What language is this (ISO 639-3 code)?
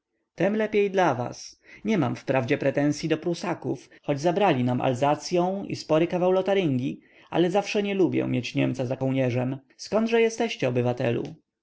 pol